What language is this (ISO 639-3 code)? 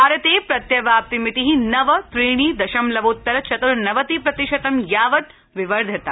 san